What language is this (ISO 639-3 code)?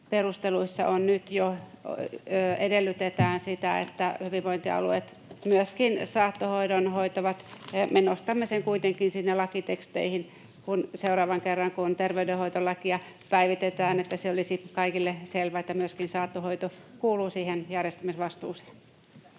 fin